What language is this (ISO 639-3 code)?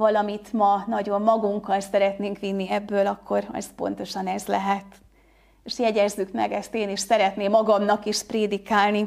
hun